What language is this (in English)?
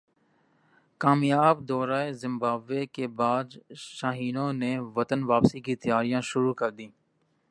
Urdu